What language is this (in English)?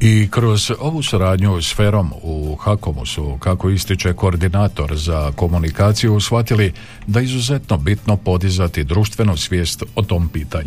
Croatian